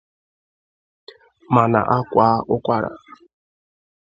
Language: Igbo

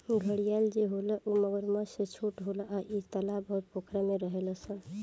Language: Bhojpuri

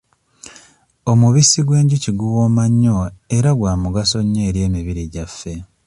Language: Ganda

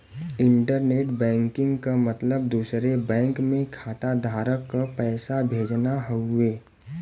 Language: Bhojpuri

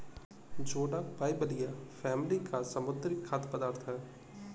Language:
Hindi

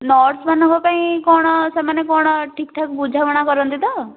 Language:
Odia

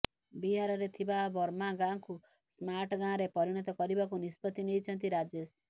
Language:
Odia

